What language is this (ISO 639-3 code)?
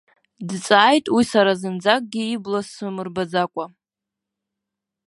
abk